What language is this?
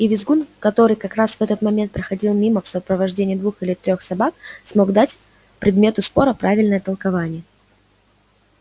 Russian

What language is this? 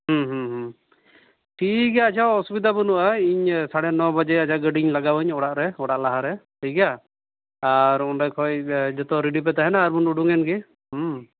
Santali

